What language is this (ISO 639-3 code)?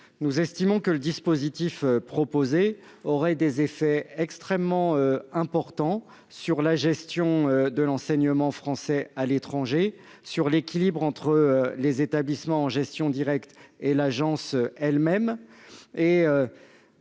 fra